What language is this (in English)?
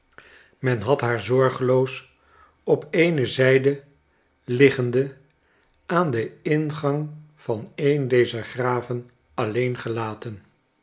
Dutch